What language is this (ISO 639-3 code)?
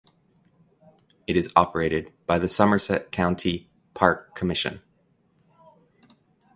eng